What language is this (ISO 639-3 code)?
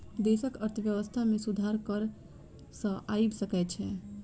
mai